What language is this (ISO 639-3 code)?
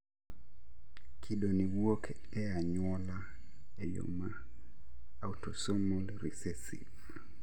luo